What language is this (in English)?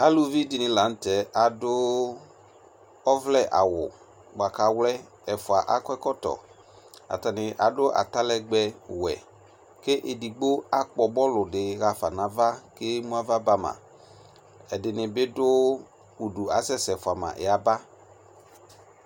Ikposo